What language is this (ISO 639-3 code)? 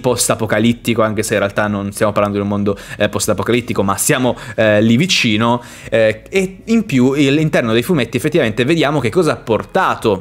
ita